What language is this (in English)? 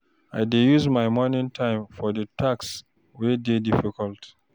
Nigerian Pidgin